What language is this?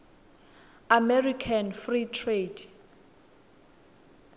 Swati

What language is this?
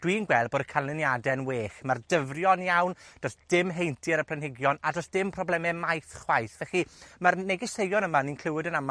Welsh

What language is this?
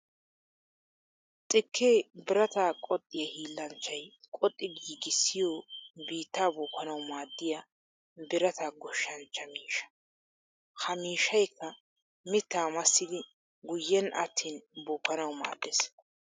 Wolaytta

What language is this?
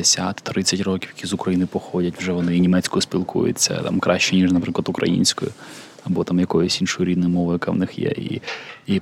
Ukrainian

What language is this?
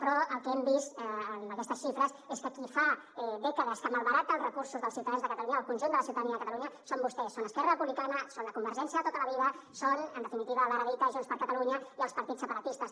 Catalan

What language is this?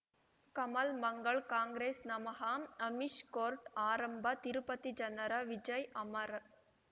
Kannada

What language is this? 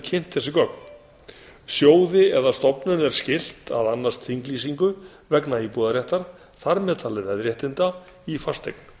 Icelandic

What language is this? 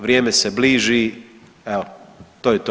Croatian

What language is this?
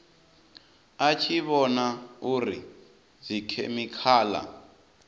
Venda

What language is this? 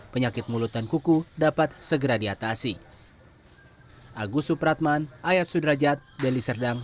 Indonesian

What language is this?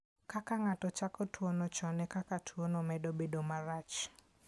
Luo (Kenya and Tanzania)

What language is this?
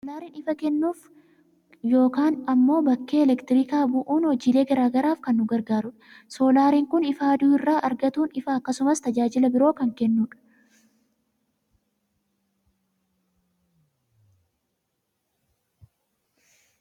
Oromo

